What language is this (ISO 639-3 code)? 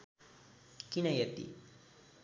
nep